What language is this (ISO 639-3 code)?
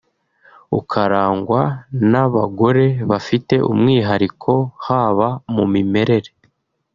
kin